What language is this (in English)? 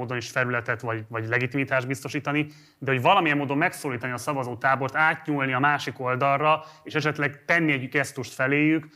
Hungarian